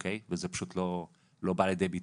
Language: Hebrew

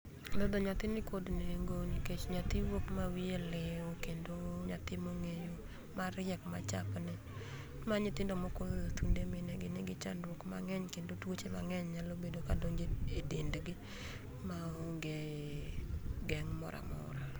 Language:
Luo (Kenya and Tanzania)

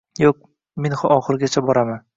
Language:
Uzbek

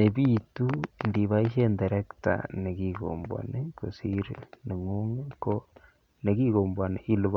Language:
Kalenjin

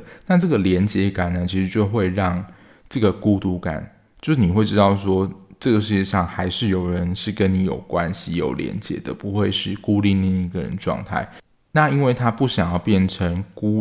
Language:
Chinese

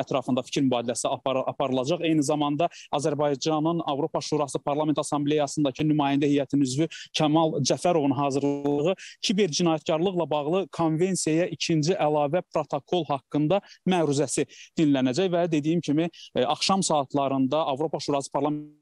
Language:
Turkish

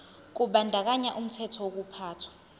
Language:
Zulu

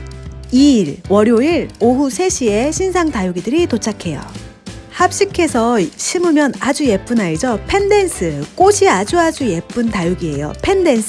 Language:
Korean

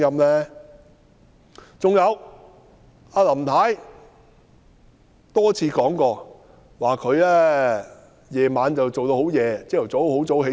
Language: Cantonese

